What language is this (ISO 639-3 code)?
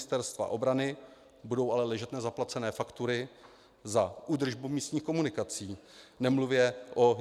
ces